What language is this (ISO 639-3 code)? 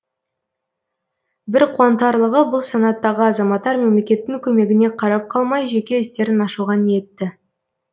kaz